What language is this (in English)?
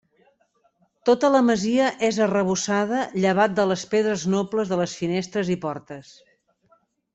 Catalan